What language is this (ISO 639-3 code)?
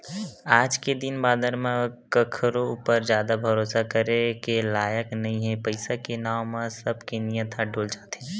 hne